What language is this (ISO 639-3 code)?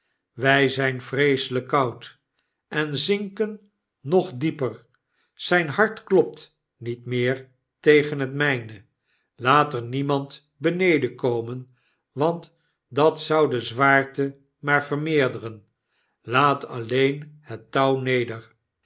nld